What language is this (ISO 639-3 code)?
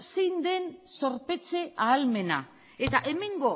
eus